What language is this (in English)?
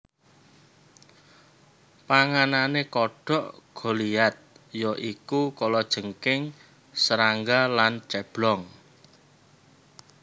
Javanese